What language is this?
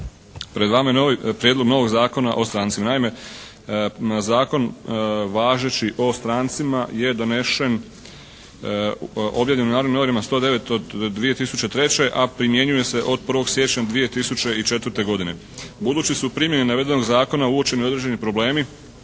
Croatian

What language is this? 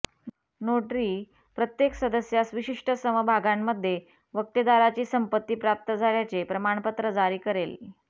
Marathi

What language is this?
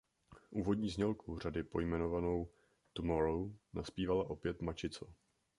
Czech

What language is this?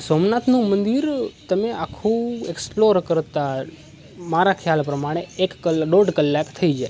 Gujarati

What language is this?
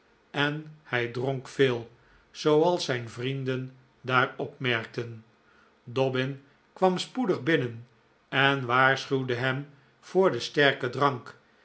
Dutch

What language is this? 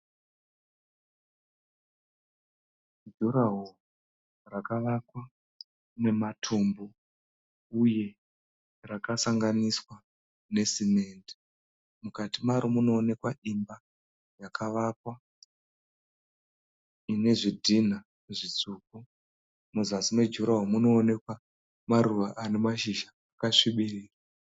Shona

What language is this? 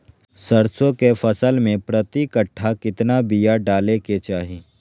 Magahi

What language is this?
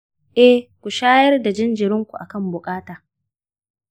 Hausa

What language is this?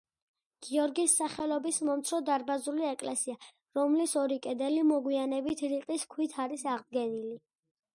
Georgian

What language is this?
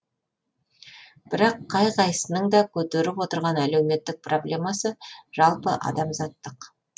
Kazakh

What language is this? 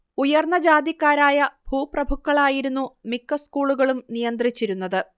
Malayalam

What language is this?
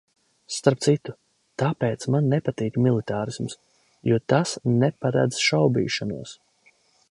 Latvian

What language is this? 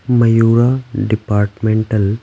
Hindi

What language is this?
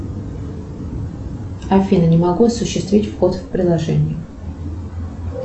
Russian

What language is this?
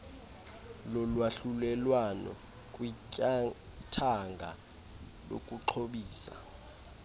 Xhosa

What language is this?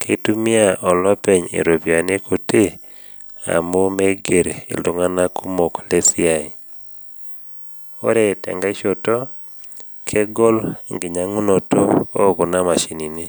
Masai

